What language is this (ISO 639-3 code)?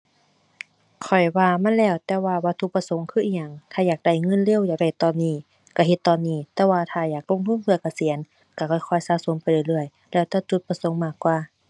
tha